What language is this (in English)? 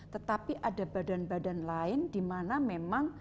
Indonesian